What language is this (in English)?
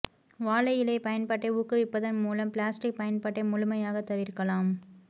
Tamil